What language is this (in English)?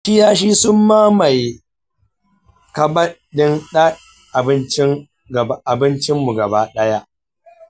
Hausa